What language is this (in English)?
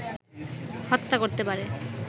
Bangla